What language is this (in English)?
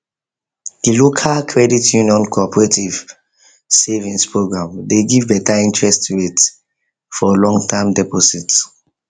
Nigerian Pidgin